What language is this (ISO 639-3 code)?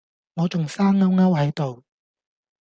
yue